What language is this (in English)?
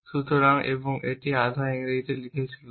Bangla